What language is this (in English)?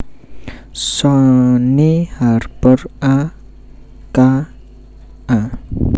Javanese